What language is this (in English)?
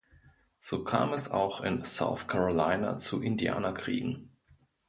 German